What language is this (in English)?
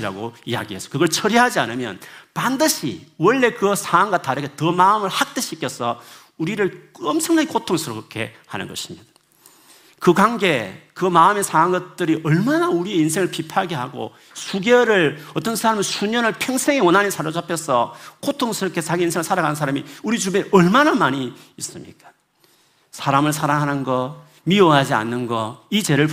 Korean